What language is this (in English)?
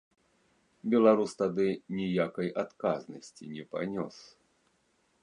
Belarusian